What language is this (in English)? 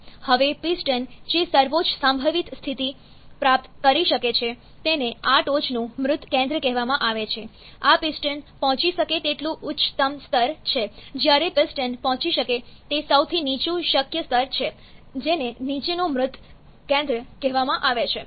Gujarati